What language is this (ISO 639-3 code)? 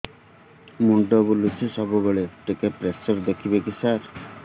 ori